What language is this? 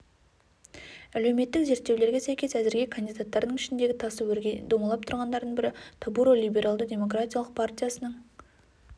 Kazakh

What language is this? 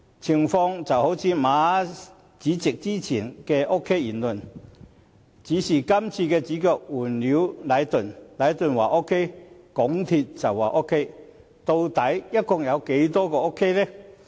Cantonese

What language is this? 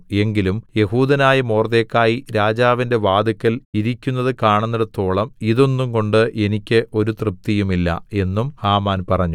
Malayalam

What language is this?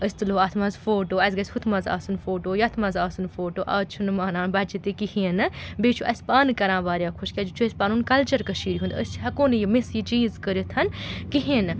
Kashmiri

